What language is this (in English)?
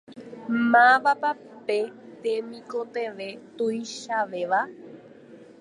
Guarani